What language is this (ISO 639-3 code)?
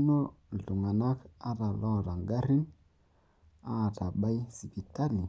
mas